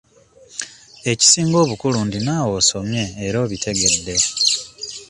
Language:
Ganda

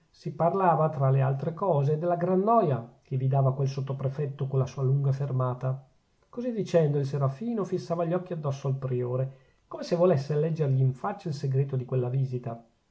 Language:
Italian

